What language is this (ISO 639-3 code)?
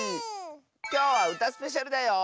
jpn